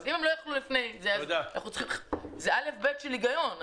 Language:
Hebrew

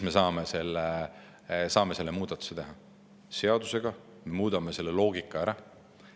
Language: Estonian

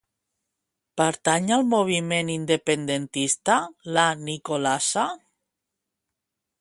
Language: Catalan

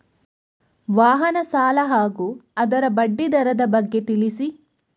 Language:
Kannada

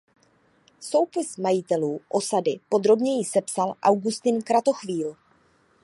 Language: Czech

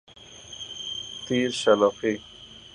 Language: Persian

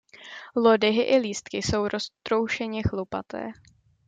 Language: Czech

